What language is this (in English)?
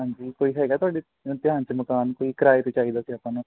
Punjabi